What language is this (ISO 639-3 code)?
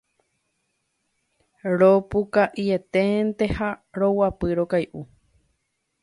grn